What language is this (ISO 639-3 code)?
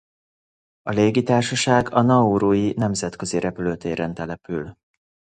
hun